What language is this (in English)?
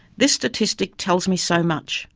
English